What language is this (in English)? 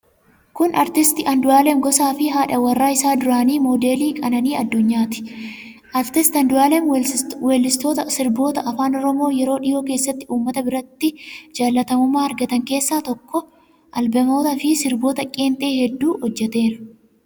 Oromo